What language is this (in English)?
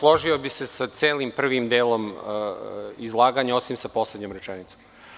Serbian